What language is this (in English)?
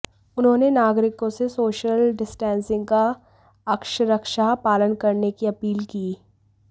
Hindi